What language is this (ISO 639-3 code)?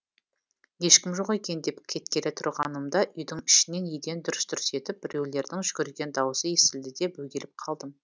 kaz